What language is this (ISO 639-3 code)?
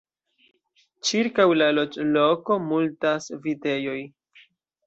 epo